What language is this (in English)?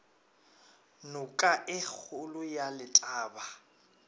Northern Sotho